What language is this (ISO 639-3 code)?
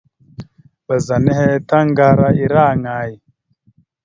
mxu